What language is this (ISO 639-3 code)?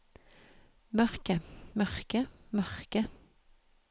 nor